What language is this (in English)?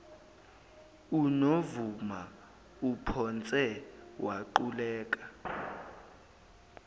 Zulu